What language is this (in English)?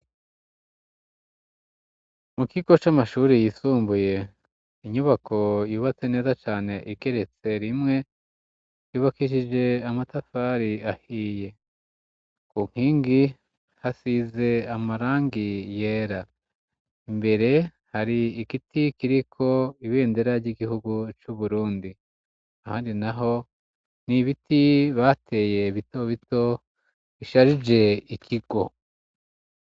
Rundi